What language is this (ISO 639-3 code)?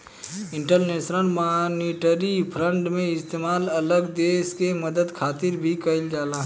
bho